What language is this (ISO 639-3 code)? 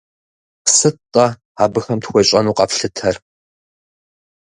kbd